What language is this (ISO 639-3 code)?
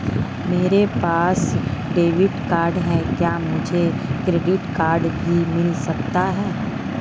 hin